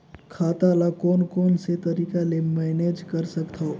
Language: Chhattisgarhi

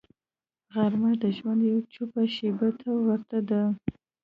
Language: Pashto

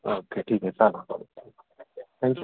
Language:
Marathi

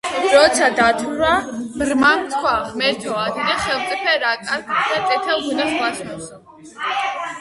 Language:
Georgian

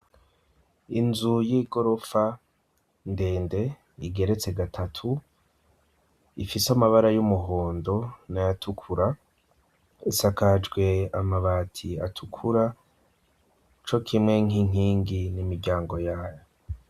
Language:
Rundi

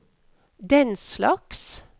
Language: Norwegian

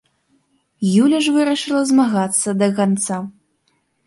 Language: Belarusian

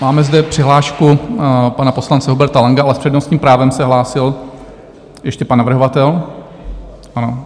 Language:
Czech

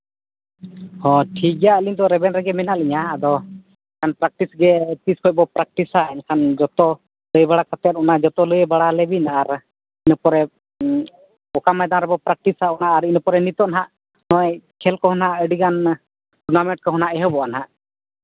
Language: Santali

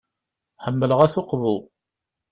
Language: Kabyle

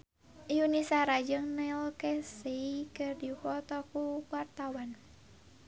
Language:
Sundanese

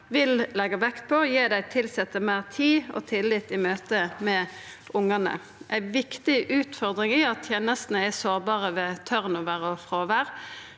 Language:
Norwegian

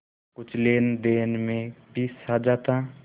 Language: Hindi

